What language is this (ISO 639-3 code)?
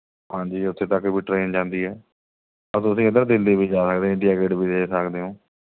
pan